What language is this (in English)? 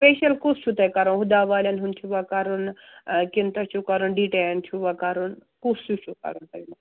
Kashmiri